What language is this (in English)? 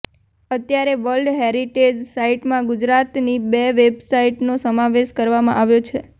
Gujarati